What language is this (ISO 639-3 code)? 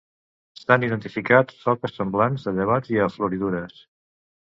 cat